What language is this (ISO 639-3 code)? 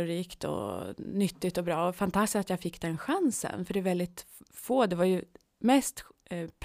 swe